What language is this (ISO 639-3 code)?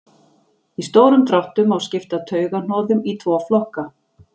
isl